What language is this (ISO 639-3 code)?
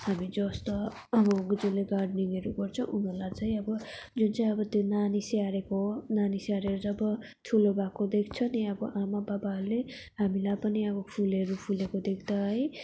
nep